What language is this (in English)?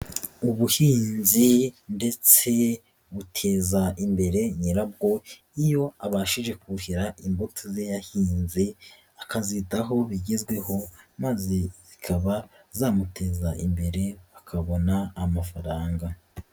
Kinyarwanda